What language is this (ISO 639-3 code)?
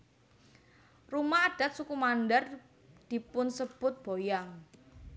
jav